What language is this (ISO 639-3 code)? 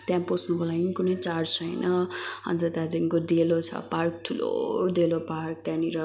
nep